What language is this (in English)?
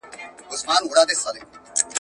Pashto